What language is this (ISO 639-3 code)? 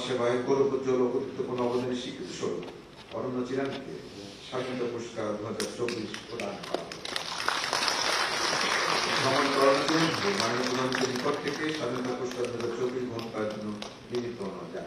ron